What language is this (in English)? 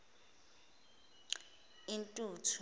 Zulu